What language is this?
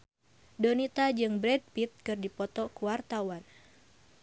Sundanese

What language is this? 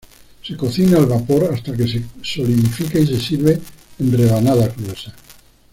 Spanish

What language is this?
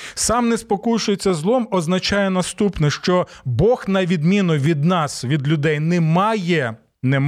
Ukrainian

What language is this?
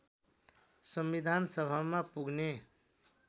Nepali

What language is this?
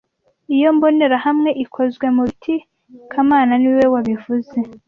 Kinyarwanda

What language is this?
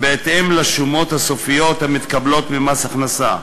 Hebrew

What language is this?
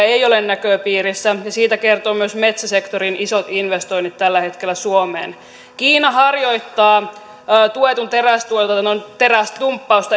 Finnish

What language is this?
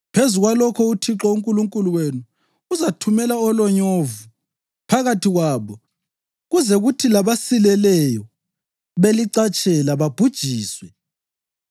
North Ndebele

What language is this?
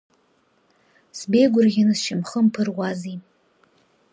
Abkhazian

